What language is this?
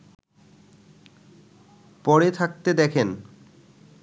Bangla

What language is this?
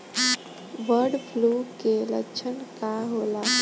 Bhojpuri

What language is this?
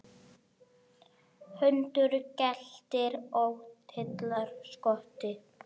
Icelandic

